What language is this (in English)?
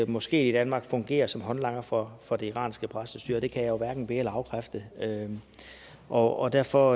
Danish